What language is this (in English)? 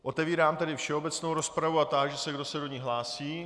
Czech